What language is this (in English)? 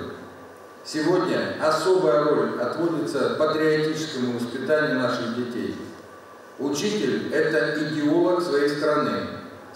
Russian